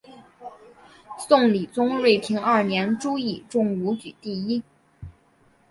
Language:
Chinese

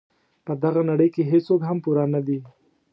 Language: Pashto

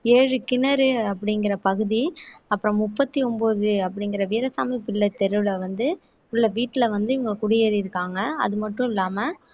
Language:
Tamil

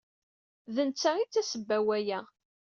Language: Kabyle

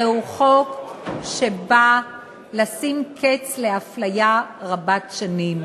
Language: Hebrew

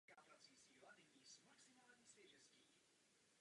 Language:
Czech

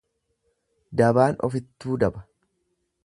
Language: Oromo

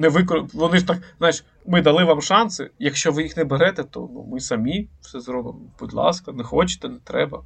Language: Ukrainian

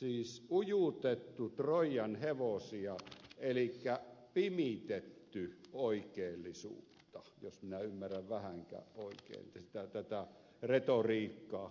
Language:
Finnish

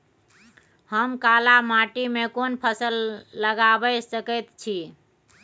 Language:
Maithili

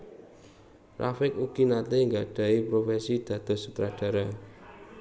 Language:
Javanese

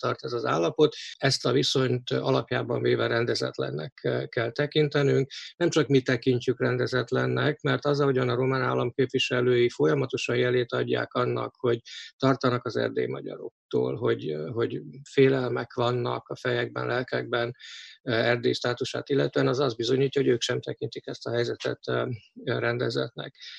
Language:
Hungarian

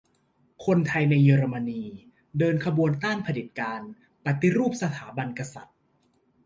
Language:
Thai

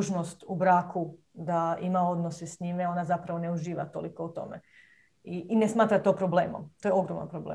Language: Croatian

